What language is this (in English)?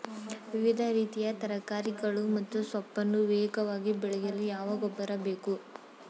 Kannada